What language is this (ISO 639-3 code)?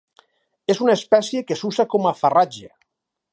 cat